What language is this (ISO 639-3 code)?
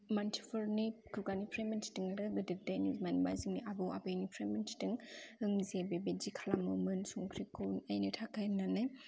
brx